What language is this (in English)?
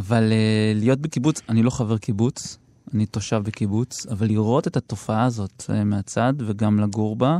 Hebrew